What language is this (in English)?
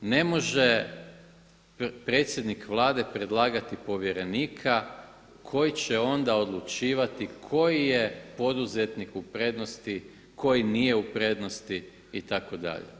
Croatian